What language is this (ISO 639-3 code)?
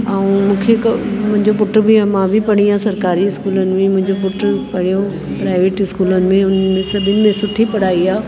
snd